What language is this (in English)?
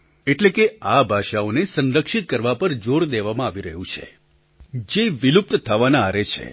Gujarati